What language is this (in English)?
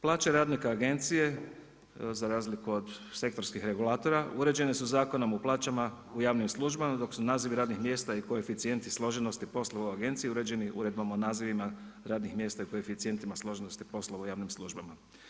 Croatian